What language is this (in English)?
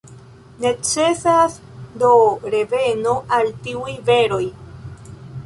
Esperanto